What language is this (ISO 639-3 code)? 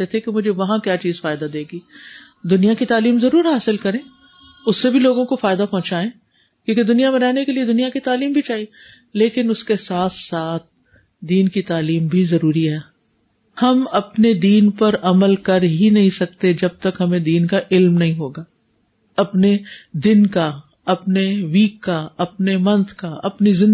urd